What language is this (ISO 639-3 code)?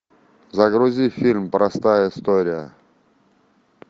rus